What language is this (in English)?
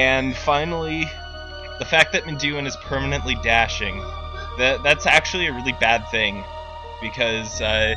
English